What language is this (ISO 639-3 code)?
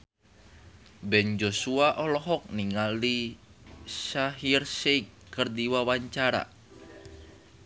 sun